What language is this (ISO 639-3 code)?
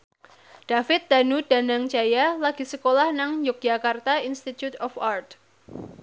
jav